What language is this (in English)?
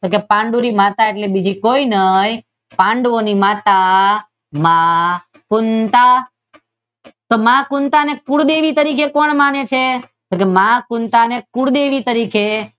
Gujarati